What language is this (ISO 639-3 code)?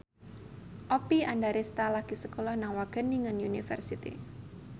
jav